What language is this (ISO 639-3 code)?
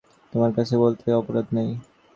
ben